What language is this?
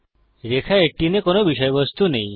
Bangla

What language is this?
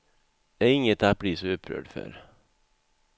Swedish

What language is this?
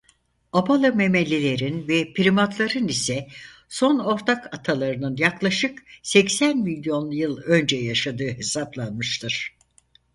Turkish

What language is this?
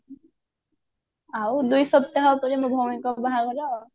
Odia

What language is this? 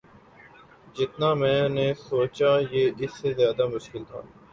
Urdu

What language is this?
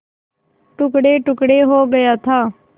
Hindi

